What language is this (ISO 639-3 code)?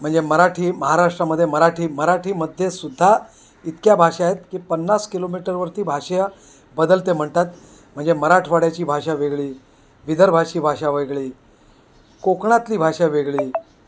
mar